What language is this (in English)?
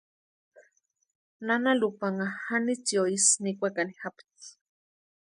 Western Highland Purepecha